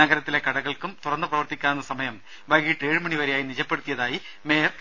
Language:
Malayalam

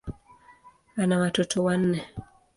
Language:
Swahili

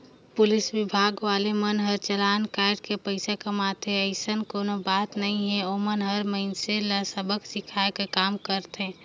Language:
Chhattisgarhi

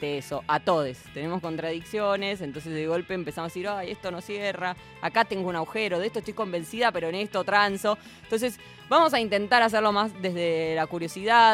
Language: Spanish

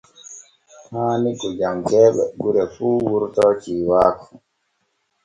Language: Borgu Fulfulde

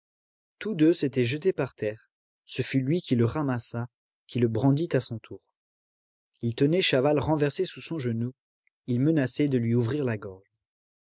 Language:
French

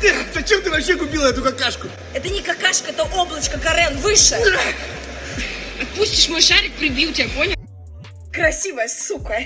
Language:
Russian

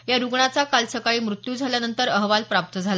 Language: Marathi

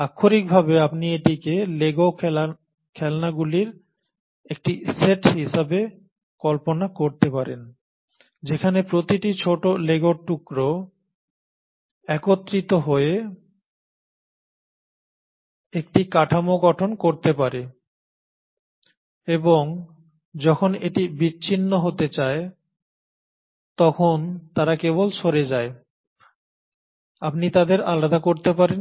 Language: Bangla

